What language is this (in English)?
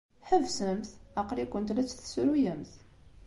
Kabyle